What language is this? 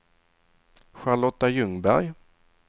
Swedish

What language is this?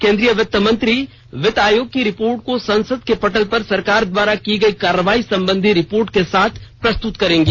Hindi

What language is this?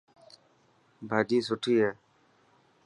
Dhatki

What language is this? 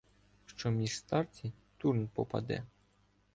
Ukrainian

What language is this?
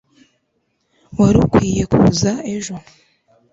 Kinyarwanda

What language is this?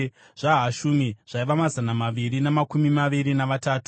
Shona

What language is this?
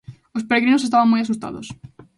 Galician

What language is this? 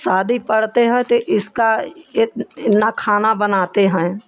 Hindi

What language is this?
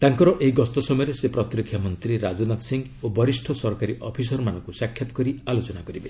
Odia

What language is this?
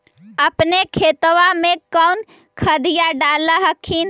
Magahi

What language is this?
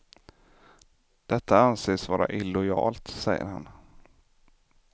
Swedish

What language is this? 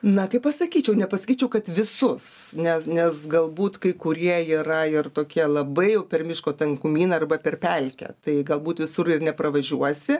Lithuanian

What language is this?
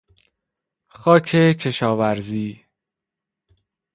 Persian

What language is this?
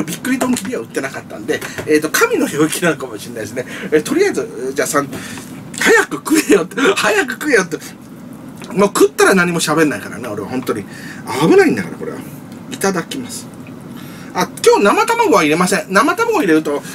Japanese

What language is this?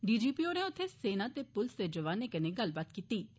Dogri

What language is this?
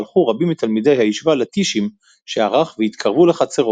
Hebrew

